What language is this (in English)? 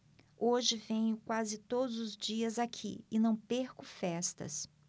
Portuguese